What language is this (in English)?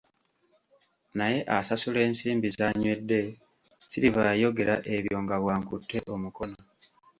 Ganda